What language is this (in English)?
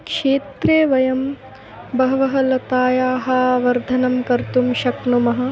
Sanskrit